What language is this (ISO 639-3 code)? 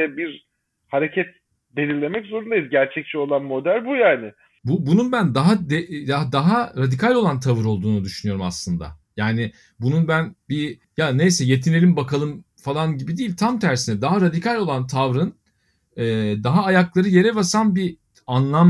tur